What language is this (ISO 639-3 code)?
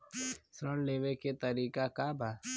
bho